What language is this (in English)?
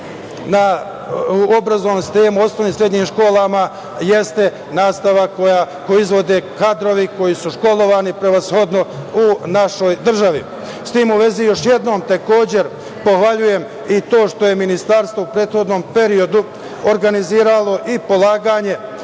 Serbian